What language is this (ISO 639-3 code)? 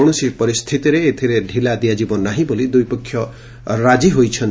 ori